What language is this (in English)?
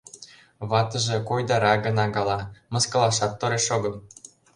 Mari